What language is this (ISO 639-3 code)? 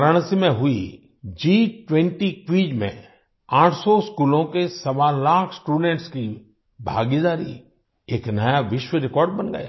hin